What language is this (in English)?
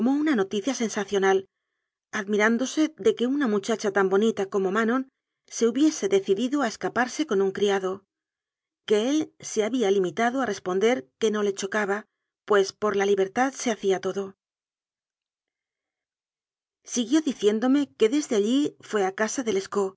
Spanish